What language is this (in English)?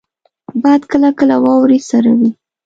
Pashto